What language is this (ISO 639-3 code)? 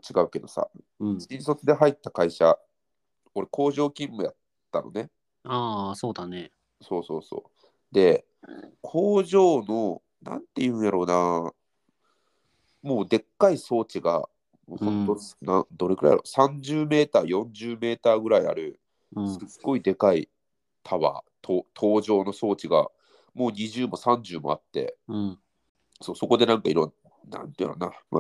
jpn